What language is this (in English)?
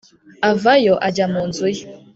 Kinyarwanda